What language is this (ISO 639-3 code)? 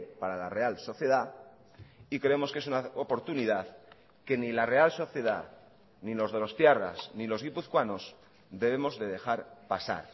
spa